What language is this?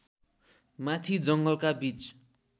Nepali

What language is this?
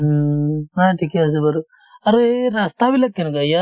Assamese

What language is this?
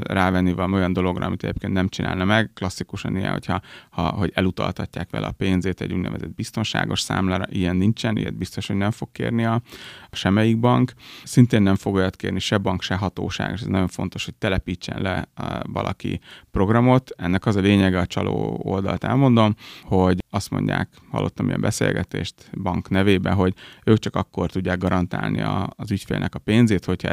Hungarian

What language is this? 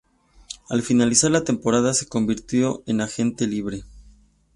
Spanish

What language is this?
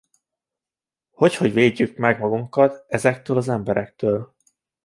Hungarian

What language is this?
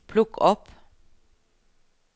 Norwegian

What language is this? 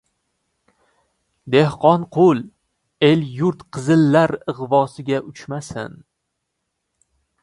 Uzbek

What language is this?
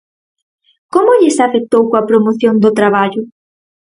Galician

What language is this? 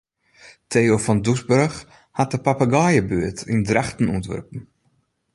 Western Frisian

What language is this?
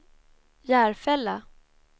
Swedish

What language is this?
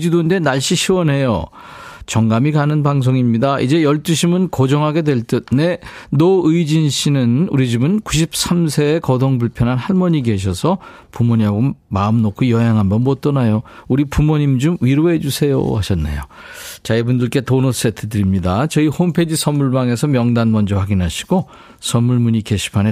Korean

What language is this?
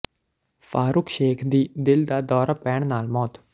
Punjabi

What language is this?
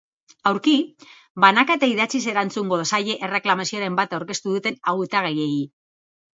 Basque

